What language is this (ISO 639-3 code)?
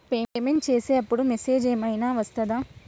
tel